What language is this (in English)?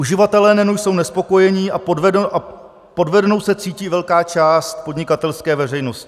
Czech